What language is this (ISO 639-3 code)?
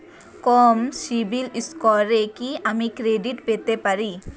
ben